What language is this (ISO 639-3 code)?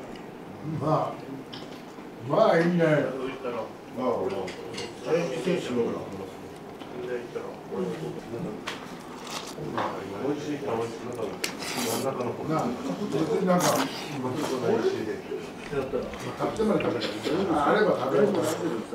jpn